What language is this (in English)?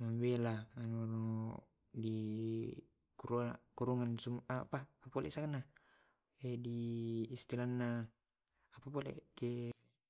Tae'